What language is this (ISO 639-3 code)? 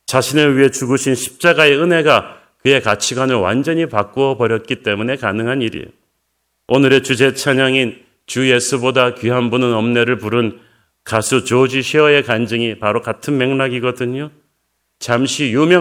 kor